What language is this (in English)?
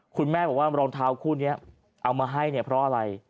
Thai